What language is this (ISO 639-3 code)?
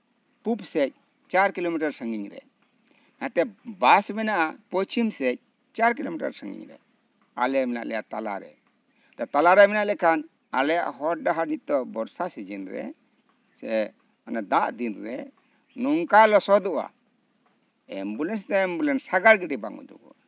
sat